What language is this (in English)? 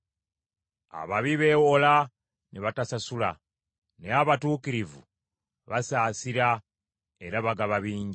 Ganda